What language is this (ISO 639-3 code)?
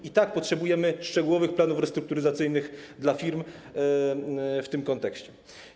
pol